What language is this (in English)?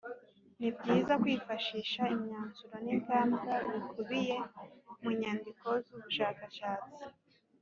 Kinyarwanda